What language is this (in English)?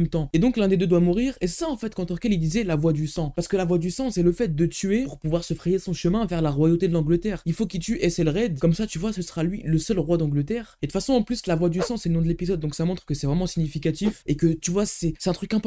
French